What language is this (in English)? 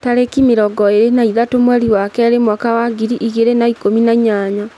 Kikuyu